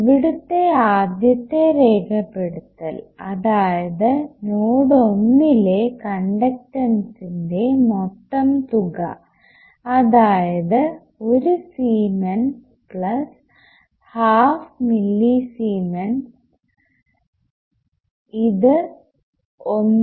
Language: Malayalam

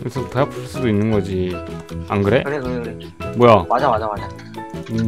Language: Korean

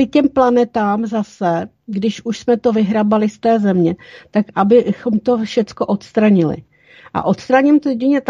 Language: Czech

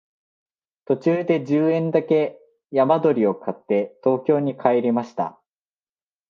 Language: Japanese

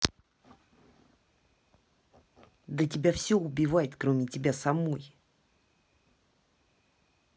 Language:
Russian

